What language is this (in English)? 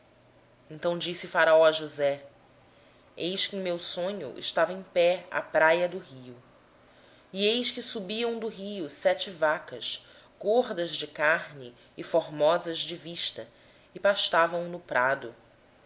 Portuguese